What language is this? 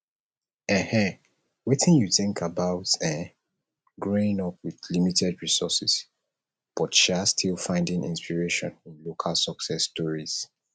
Nigerian Pidgin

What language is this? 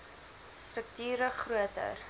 Afrikaans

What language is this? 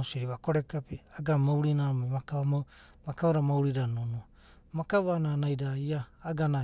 Abadi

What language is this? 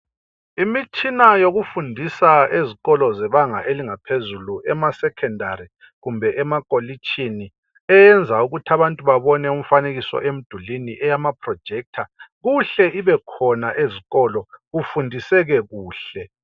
North Ndebele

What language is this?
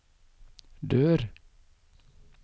Norwegian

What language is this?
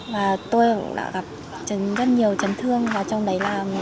Vietnamese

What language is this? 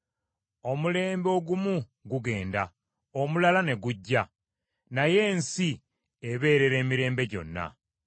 Ganda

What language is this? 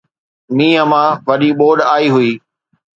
Sindhi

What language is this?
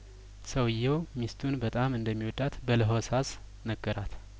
Amharic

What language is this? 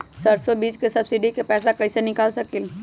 Magahi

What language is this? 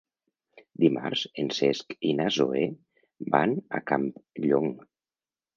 Catalan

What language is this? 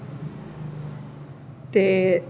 Dogri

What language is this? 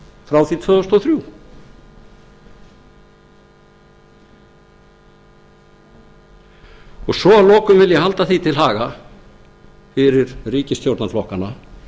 Icelandic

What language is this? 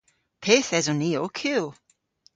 Cornish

